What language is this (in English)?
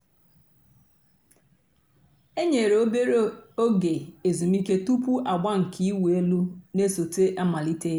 Igbo